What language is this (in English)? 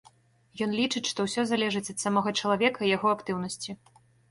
Belarusian